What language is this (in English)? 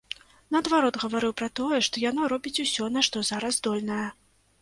Belarusian